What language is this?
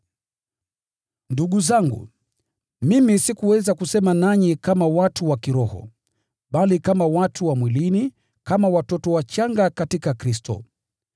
Swahili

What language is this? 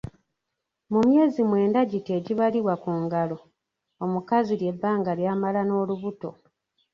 Ganda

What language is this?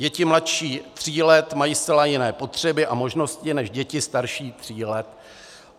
Czech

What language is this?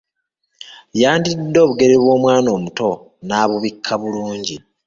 Ganda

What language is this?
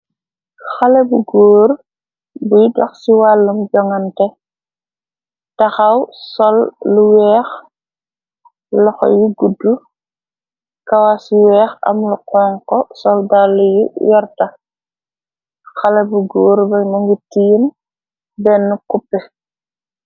Wolof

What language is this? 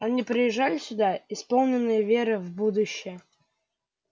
Russian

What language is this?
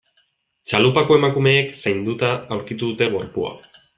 Basque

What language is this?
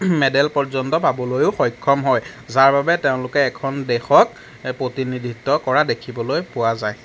Assamese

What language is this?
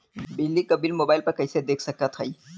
Bhojpuri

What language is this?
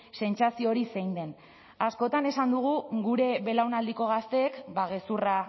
Basque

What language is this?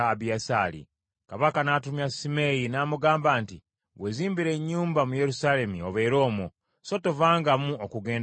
Ganda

